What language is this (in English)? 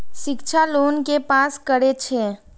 Maithili